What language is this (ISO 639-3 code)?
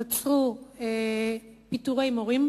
heb